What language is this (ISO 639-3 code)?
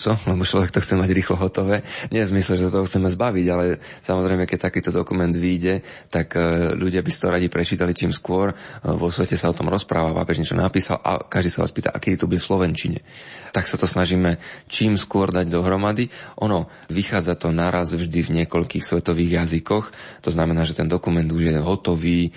slk